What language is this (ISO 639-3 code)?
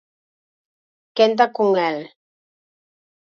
glg